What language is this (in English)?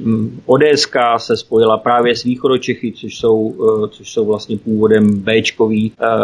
Czech